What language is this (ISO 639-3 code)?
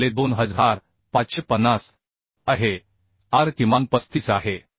mar